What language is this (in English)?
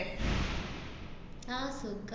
Malayalam